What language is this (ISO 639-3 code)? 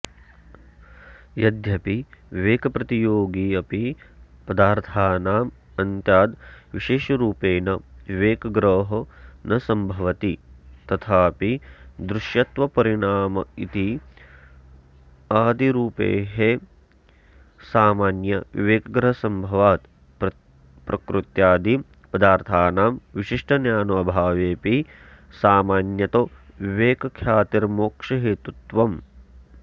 san